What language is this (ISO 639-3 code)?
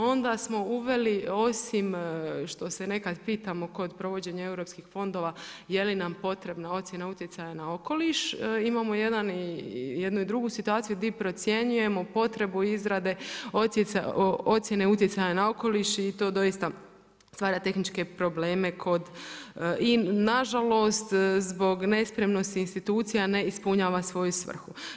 hrv